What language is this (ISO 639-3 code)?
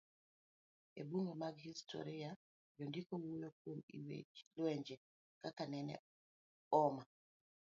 luo